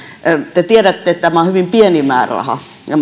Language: Finnish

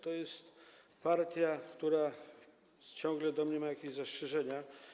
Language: Polish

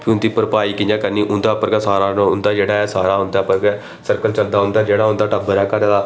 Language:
Dogri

